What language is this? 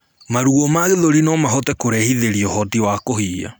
Kikuyu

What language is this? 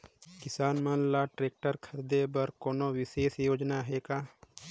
Chhattisgarhi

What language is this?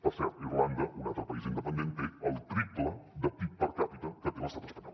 Catalan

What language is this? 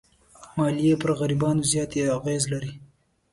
Pashto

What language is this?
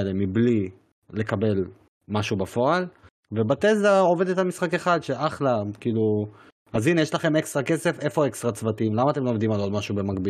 Hebrew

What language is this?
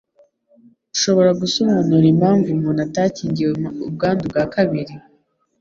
Kinyarwanda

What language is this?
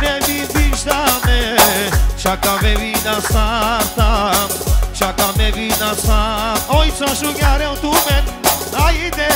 Bulgarian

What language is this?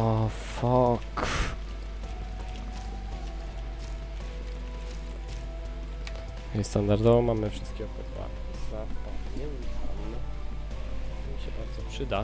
Polish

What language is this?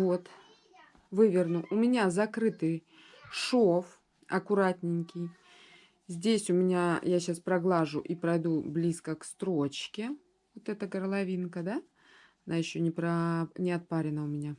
Russian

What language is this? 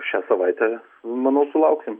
Lithuanian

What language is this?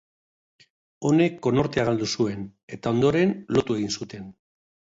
Basque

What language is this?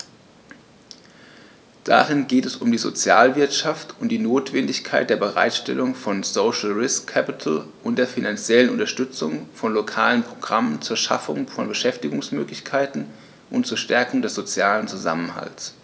German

